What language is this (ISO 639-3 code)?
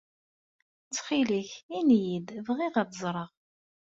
kab